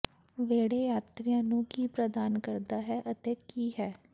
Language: Punjabi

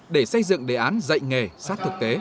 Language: Vietnamese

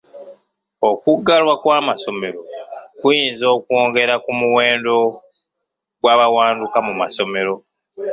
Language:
Ganda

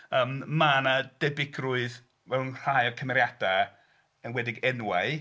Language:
Welsh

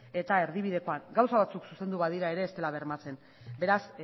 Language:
Basque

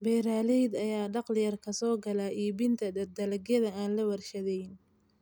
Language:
Somali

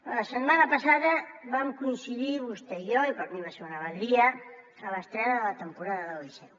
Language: Catalan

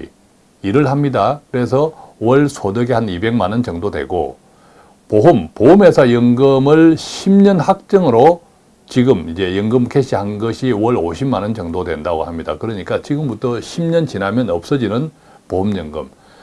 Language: Korean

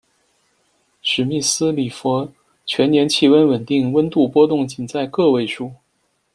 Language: Chinese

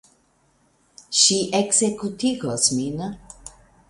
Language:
Esperanto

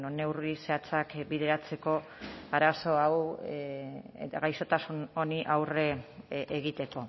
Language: Basque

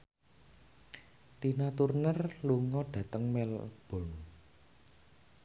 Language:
Javanese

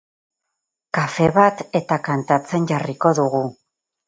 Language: Basque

